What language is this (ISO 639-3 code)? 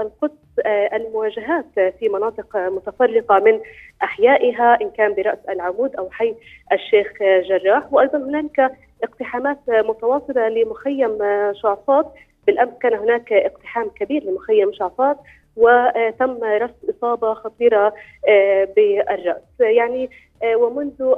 ara